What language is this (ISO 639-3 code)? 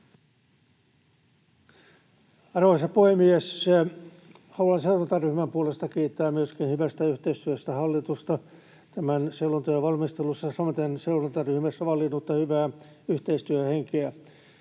fin